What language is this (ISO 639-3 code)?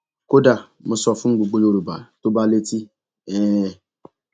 yor